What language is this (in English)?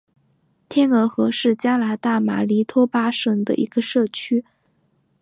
Chinese